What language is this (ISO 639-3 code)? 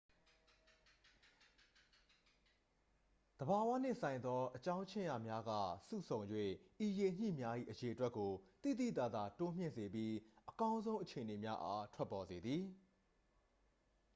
mya